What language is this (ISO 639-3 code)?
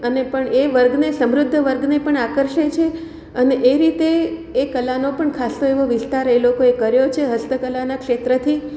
guj